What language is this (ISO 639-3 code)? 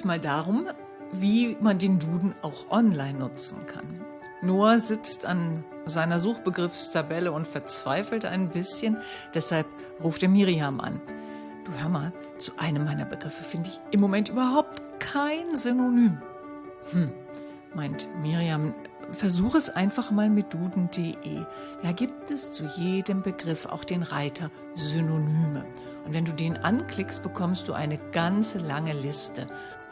deu